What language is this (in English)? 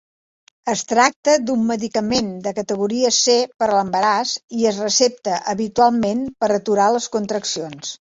Catalan